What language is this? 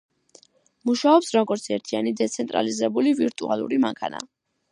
Georgian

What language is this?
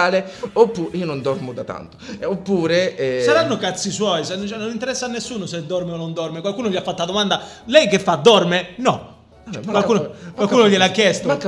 Italian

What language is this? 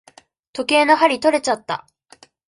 Japanese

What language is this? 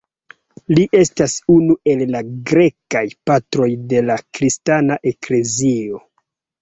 Esperanto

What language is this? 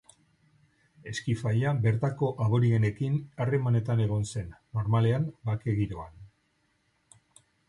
Basque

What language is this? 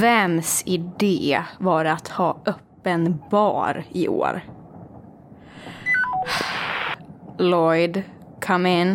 Swedish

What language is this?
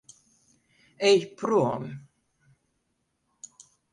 Latvian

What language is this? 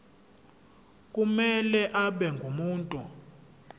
Zulu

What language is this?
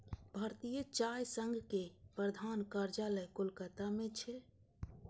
Maithili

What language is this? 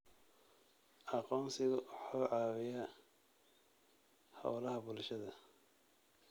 Somali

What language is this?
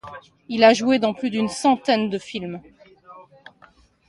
French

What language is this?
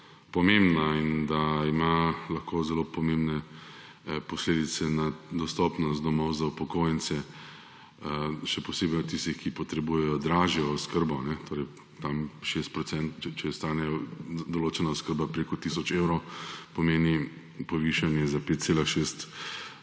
Slovenian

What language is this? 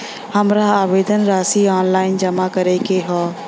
Bhojpuri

